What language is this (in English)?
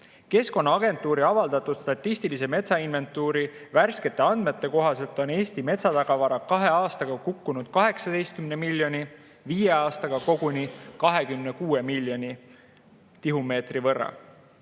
Estonian